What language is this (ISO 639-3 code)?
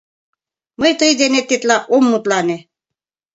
chm